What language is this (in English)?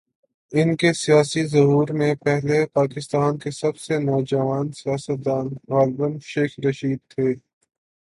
Urdu